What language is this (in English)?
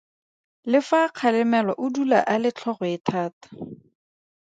Tswana